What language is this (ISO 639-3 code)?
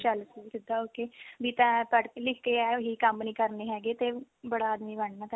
pan